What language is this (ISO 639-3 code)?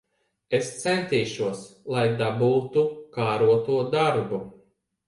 lav